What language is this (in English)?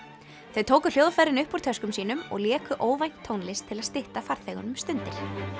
Icelandic